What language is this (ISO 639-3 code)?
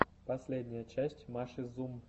rus